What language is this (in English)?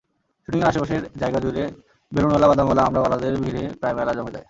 Bangla